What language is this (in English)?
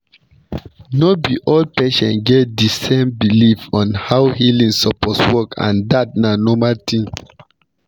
Nigerian Pidgin